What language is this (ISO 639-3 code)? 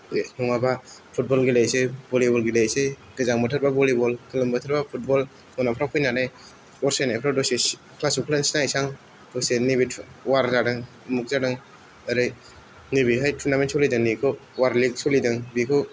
brx